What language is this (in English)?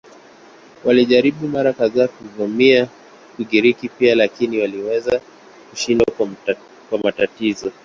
Swahili